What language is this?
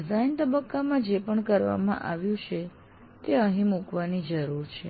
Gujarati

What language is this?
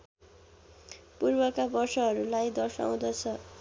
Nepali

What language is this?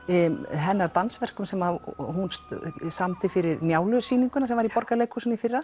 Icelandic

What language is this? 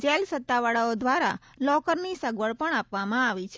Gujarati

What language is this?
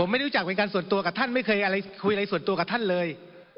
Thai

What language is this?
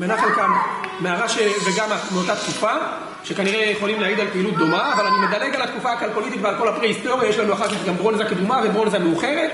Hebrew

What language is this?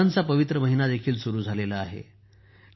Marathi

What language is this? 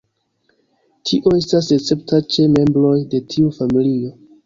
Esperanto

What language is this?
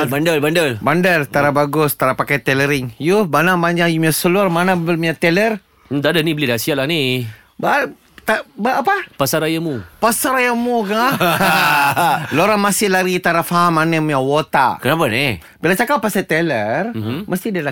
Malay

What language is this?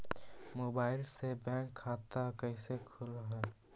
Magahi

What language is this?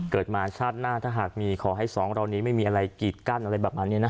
Thai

